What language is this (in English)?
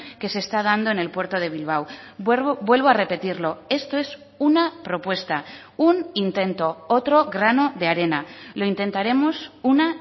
Spanish